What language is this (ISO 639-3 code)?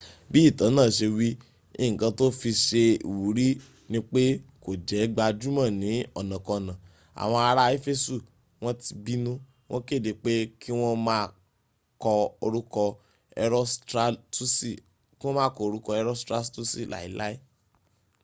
yor